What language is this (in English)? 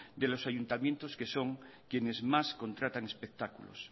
Spanish